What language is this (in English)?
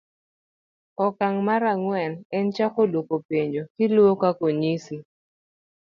Luo (Kenya and Tanzania)